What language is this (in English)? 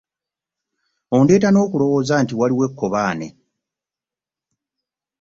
Ganda